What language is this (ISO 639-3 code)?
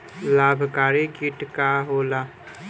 bho